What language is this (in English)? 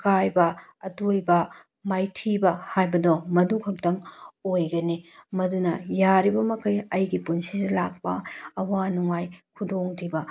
Manipuri